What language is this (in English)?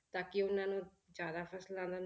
Punjabi